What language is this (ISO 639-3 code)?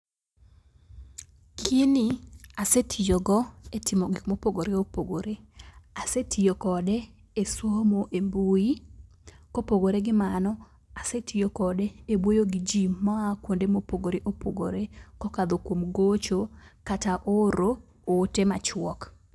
luo